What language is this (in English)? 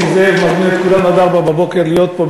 Hebrew